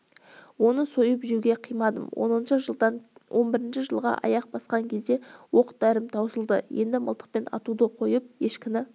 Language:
Kazakh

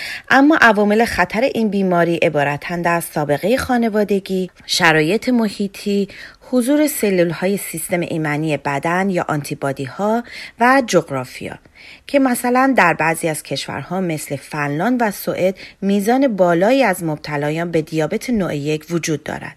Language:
Persian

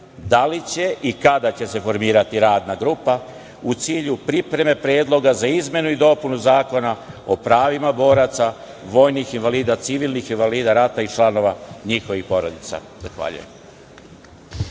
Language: Serbian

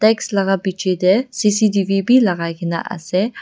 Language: Naga Pidgin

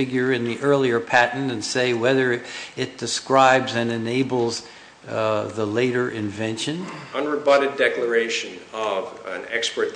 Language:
English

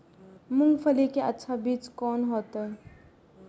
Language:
Maithili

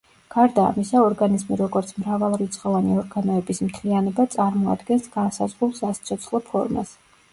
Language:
Georgian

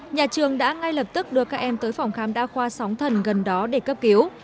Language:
Vietnamese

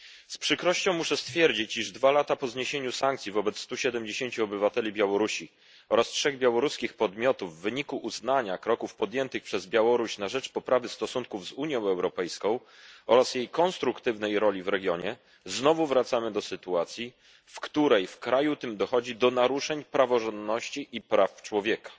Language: Polish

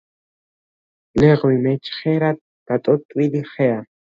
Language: Georgian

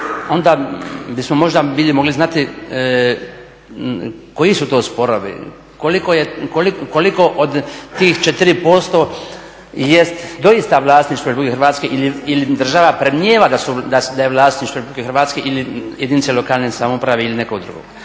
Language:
Croatian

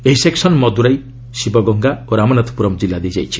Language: Odia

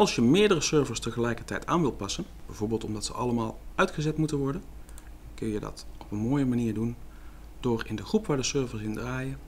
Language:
Dutch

